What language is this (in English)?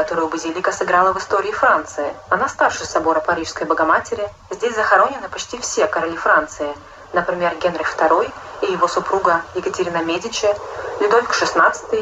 Russian